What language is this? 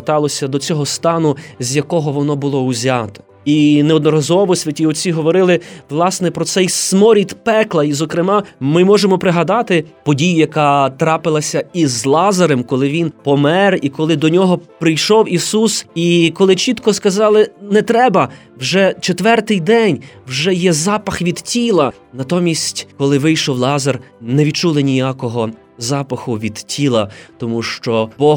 Ukrainian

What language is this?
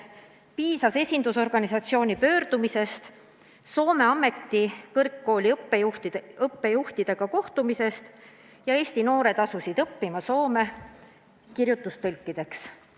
Estonian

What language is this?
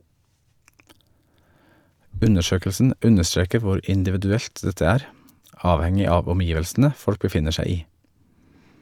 Norwegian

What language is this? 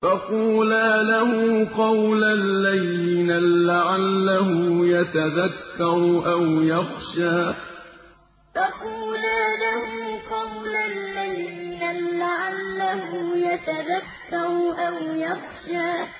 Arabic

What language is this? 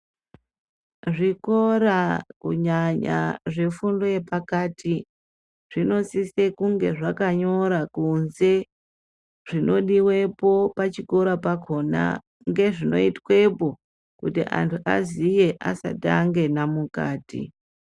Ndau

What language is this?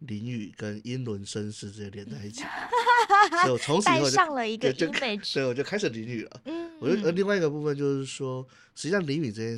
Chinese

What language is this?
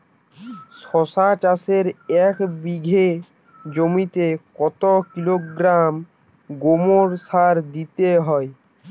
Bangla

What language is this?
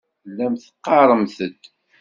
Kabyle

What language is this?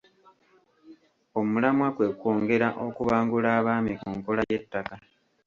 Ganda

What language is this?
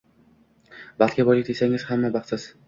Uzbek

